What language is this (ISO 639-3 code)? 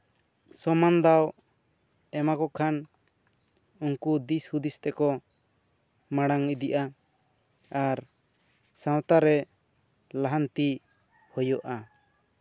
sat